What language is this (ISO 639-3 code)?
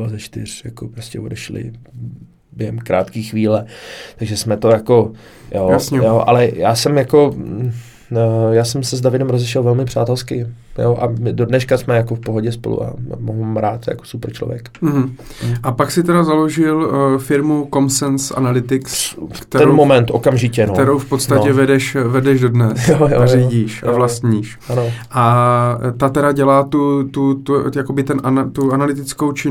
ces